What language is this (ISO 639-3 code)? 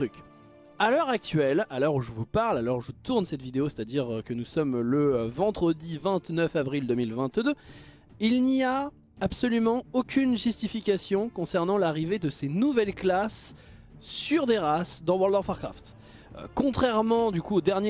fra